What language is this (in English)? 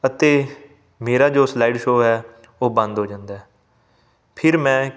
Punjabi